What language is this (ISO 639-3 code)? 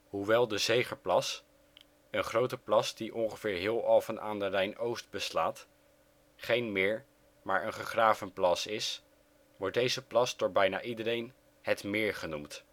nld